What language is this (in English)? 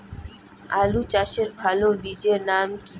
Bangla